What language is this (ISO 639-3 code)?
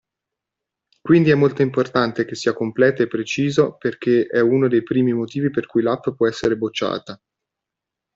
ita